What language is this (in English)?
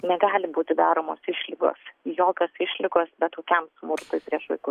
Lithuanian